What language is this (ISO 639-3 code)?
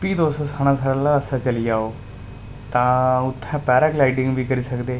doi